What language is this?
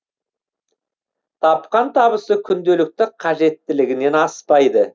Kazakh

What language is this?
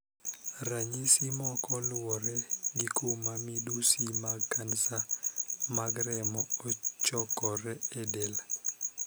Luo (Kenya and Tanzania)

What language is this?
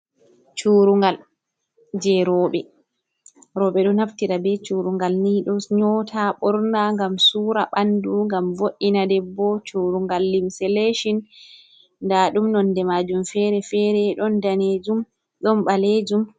Fula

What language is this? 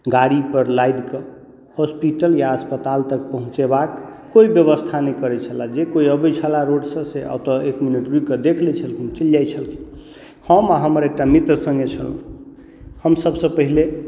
Maithili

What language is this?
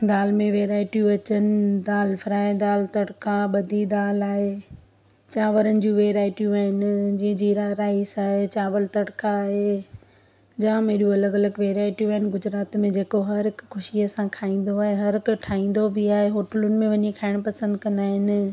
Sindhi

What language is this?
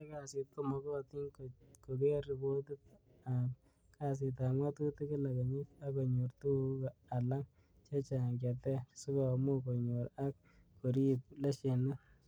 Kalenjin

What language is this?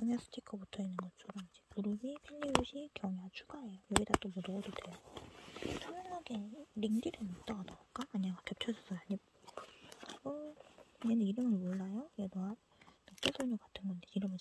Korean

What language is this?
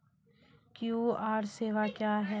Maithili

